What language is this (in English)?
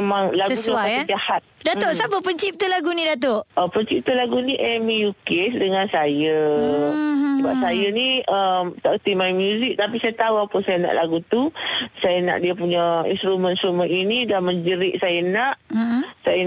Malay